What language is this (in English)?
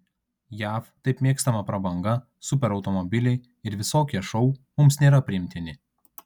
Lithuanian